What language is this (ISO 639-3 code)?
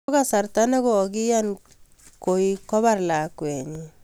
kln